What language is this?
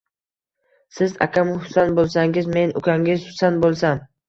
Uzbek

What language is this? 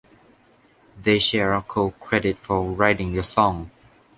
English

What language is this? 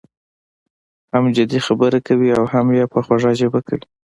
Pashto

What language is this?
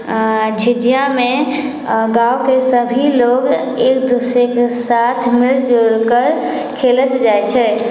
Maithili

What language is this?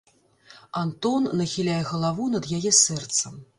Belarusian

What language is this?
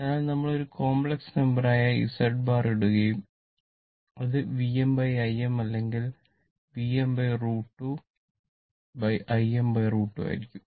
Malayalam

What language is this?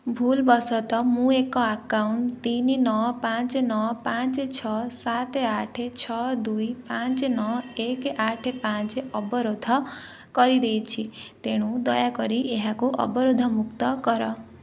Odia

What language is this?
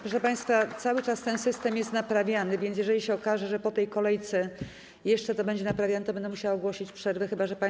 Polish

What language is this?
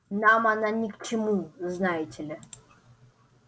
Russian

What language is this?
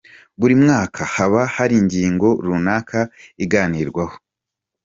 Kinyarwanda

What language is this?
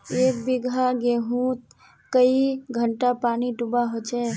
Magahi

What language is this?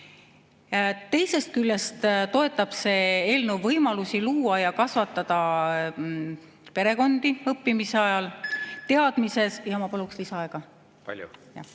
Estonian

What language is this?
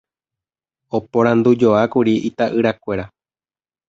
Guarani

